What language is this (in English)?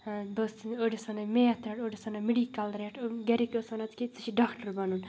Kashmiri